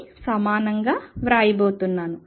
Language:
Telugu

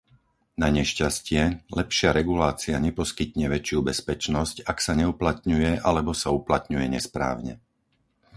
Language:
Slovak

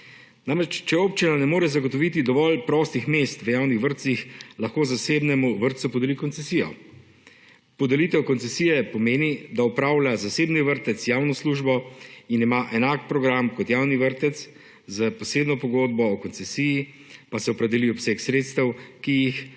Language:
Slovenian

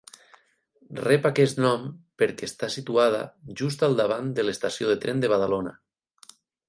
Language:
Catalan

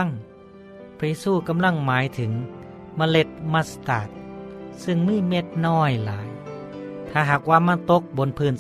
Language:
Thai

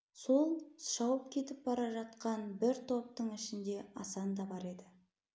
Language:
Kazakh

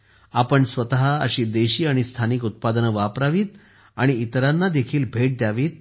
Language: Marathi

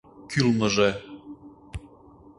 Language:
Mari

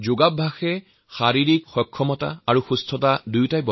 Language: Assamese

